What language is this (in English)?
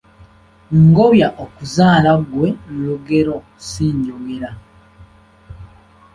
Ganda